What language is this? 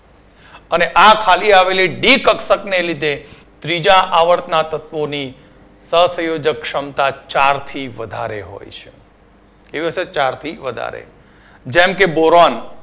Gujarati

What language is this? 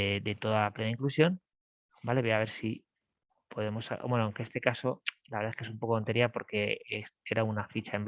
Spanish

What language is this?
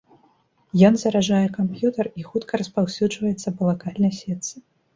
Belarusian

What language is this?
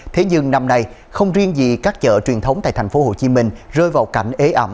Vietnamese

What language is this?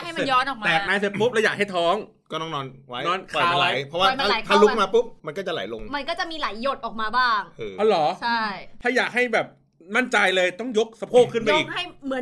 Thai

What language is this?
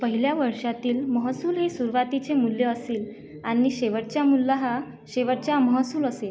Marathi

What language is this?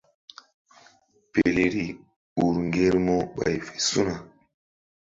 Mbum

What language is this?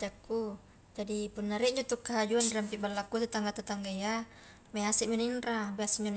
Highland Konjo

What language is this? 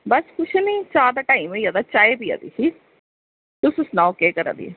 Dogri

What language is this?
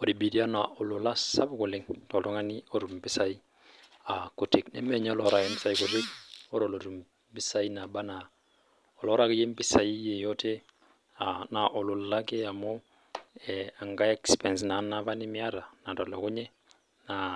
Masai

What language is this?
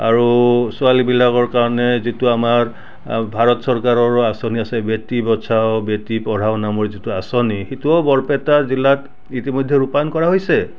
Assamese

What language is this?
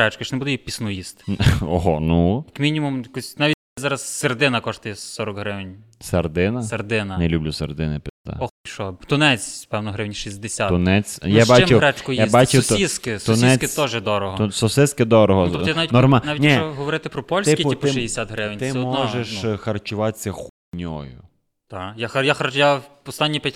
Ukrainian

